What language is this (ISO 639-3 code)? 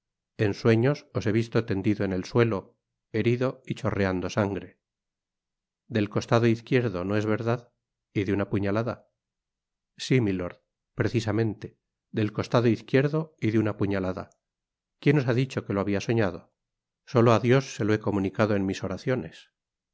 spa